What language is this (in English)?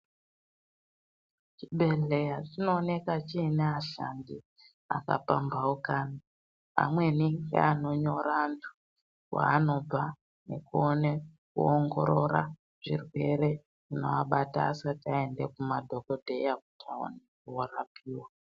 Ndau